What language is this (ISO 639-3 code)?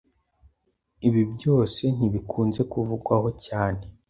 kin